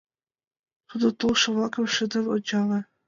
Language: Mari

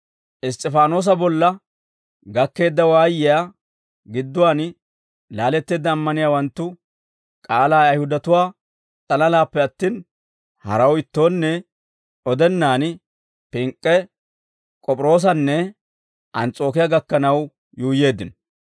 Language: Dawro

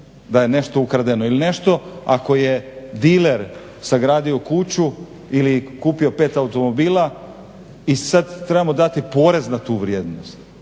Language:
Croatian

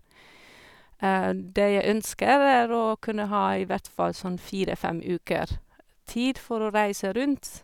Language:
Norwegian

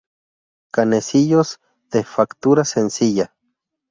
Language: Spanish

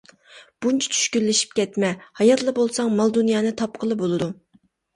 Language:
Uyghur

